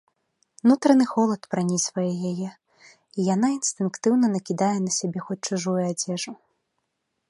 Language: Belarusian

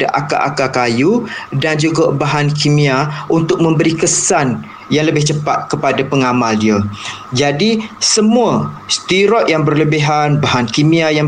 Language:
Malay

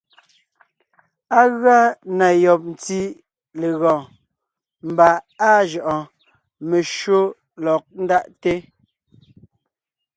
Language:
Ngiemboon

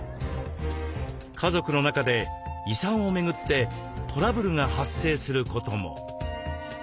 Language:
Japanese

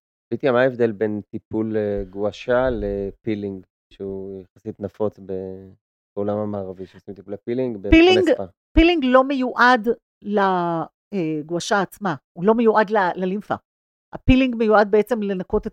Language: Hebrew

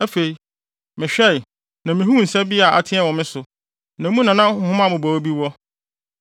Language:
Akan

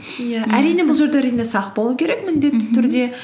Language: Kazakh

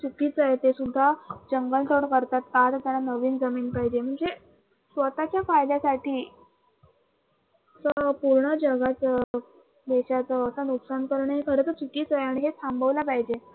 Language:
Marathi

